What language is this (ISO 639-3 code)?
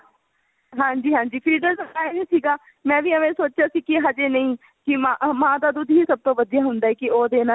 pan